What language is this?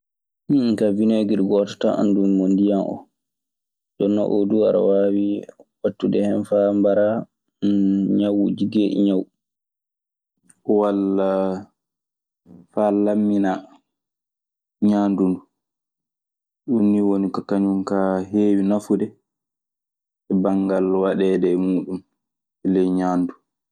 Maasina Fulfulde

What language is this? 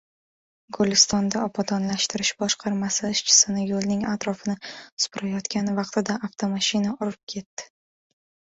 Uzbek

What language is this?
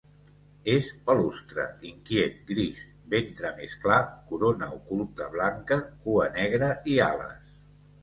Catalan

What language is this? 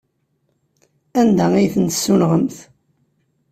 Kabyle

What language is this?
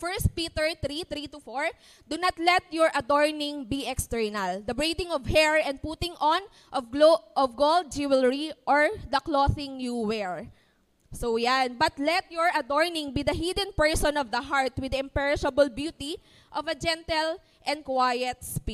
Filipino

